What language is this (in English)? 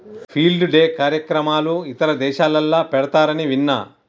Telugu